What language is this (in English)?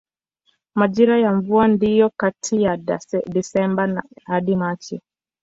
Swahili